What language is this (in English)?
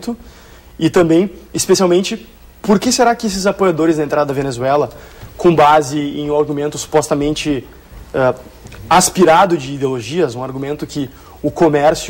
Portuguese